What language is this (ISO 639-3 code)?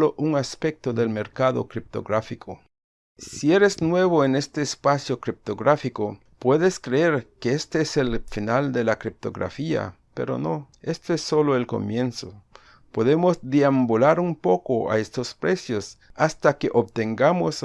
spa